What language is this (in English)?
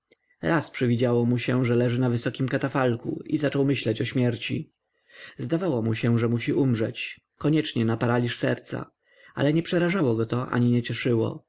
Polish